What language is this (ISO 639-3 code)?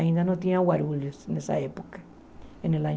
por